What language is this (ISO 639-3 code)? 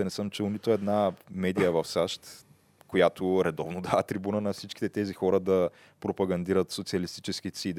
bul